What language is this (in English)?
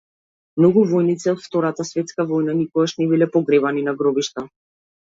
Macedonian